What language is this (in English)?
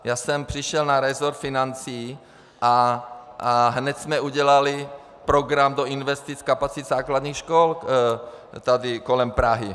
Czech